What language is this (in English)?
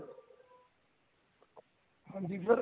Punjabi